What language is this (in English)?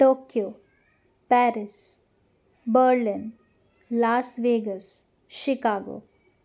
Sindhi